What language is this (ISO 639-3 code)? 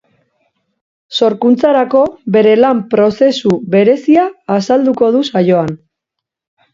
eus